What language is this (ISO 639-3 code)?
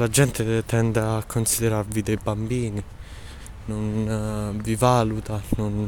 ita